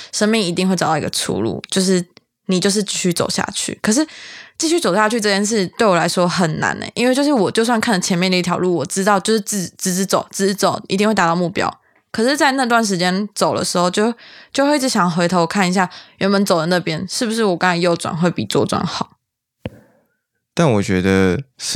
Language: Chinese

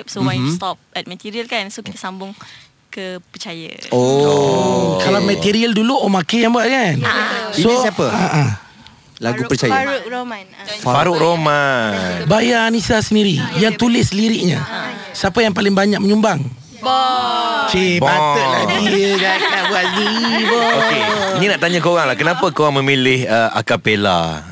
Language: Malay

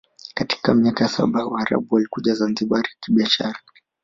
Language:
Swahili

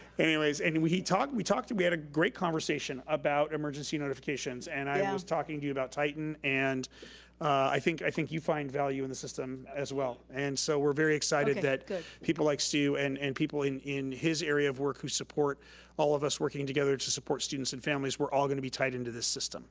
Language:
English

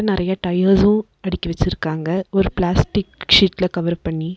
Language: Tamil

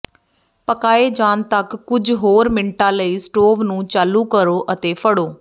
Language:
Punjabi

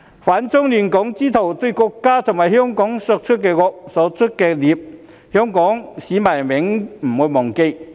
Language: Cantonese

